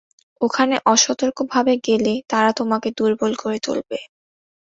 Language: Bangla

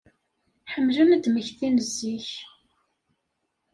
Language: Kabyle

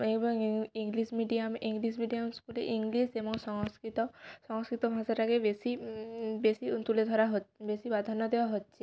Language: Bangla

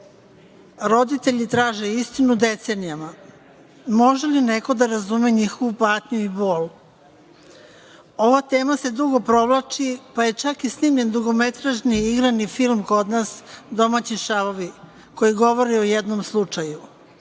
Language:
Serbian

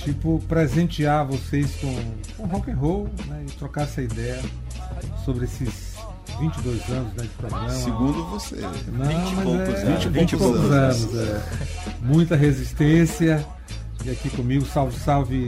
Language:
Portuguese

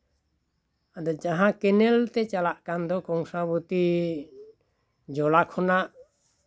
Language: Santali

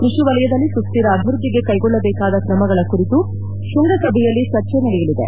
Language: Kannada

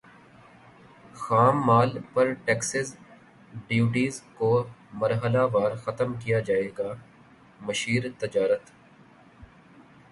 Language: Urdu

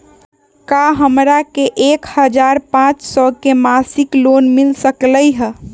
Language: Magahi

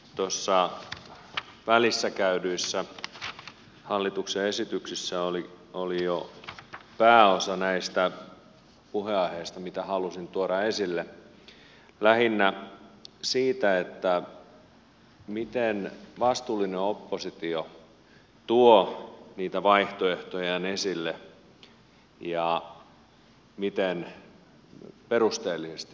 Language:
Finnish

